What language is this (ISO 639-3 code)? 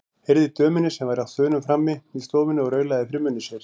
isl